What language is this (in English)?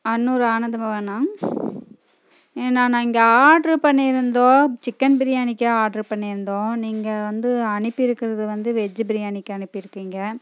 Tamil